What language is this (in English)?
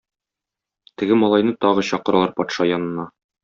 Tatar